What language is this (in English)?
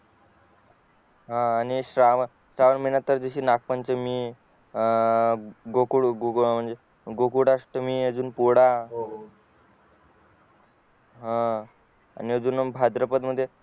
Marathi